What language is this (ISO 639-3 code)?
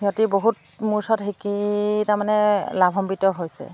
asm